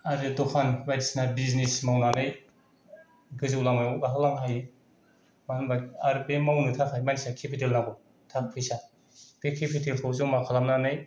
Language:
Bodo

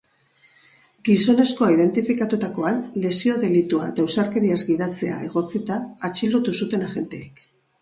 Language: Basque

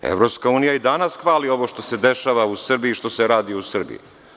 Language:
Serbian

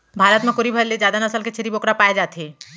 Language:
Chhattisgarhi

